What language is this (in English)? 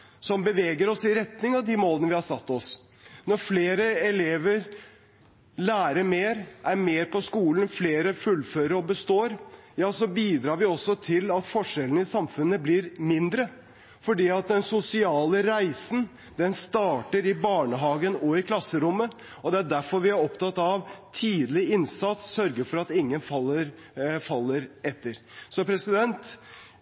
Norwegian Bokmål